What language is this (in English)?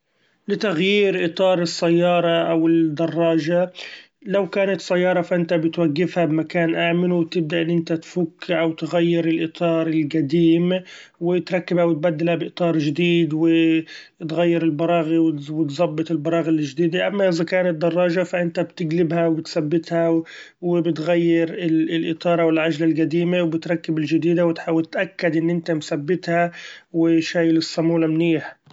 Gulf Arabic